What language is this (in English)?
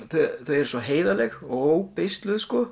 Icelandic